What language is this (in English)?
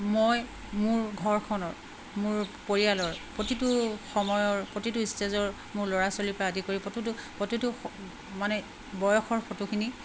Assamese